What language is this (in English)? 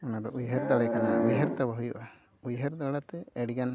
Santali